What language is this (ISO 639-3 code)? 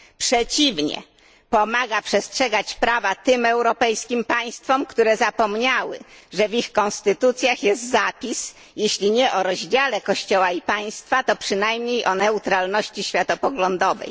pol